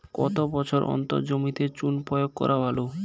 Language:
Bangla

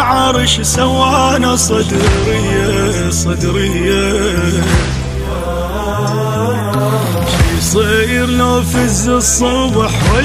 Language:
Arabic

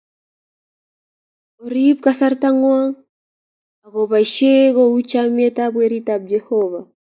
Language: Kalenjin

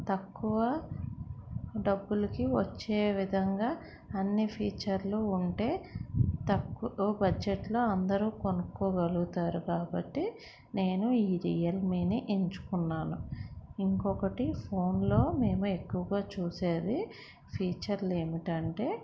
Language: Telugu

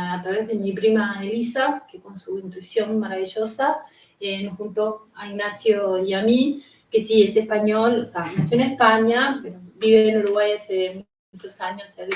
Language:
Spanish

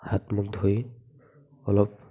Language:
Assamese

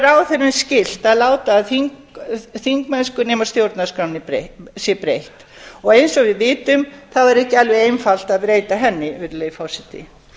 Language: Icelandic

